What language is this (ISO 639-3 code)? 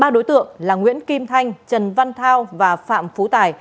vie